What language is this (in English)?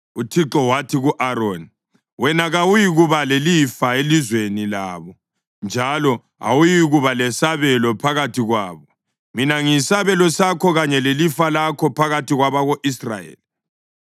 North Ndebele